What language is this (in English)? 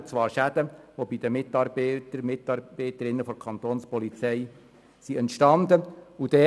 Swiss German